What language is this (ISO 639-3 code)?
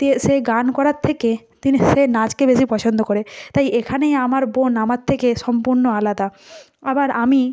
ben